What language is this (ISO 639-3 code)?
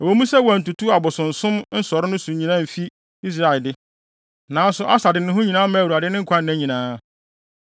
aka